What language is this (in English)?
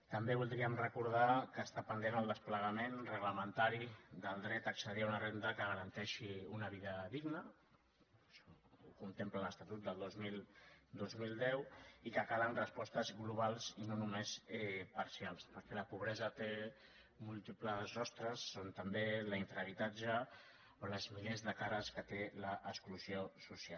Catalan